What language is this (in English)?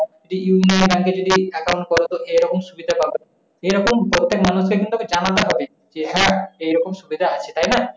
Bangla